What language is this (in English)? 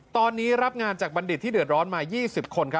Thai